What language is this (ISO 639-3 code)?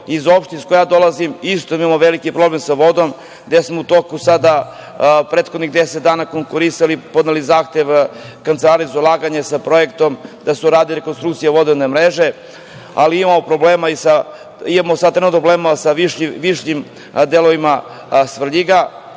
srp